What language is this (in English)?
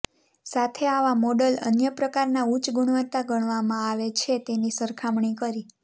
Gujarati